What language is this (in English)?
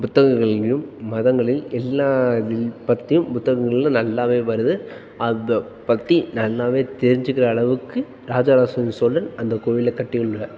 Tamil